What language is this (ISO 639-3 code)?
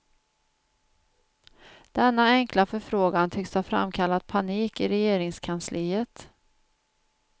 swe